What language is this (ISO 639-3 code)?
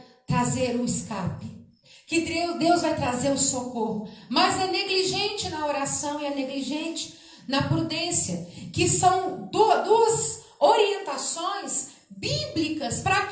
por